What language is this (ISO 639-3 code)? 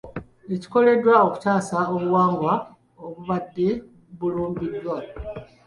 lug